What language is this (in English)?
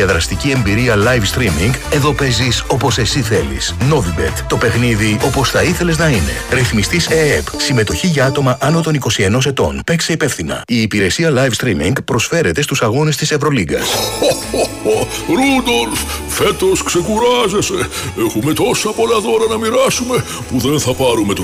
Greek